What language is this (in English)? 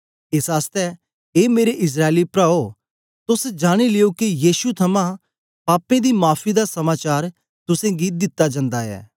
Dogri